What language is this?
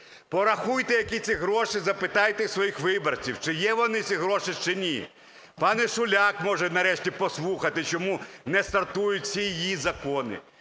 Ukrainian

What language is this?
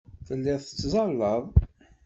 Kabyle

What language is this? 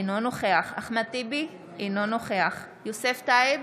Hebrew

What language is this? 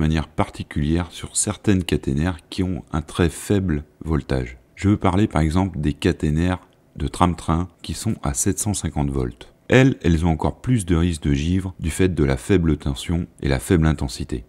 French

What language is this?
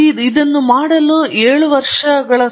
Kannada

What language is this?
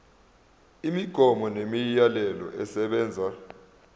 Zulu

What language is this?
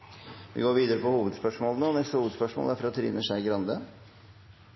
Norwegian Nynorsk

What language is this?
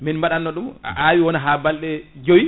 Fula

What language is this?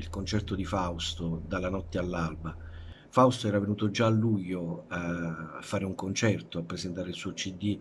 Italian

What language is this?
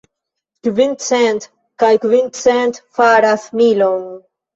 Esperanto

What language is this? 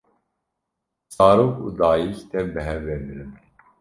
Kurdish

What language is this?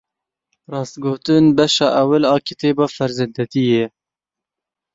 Kurdish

